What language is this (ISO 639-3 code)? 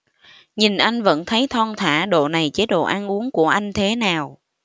vie